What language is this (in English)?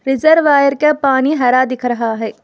Hindi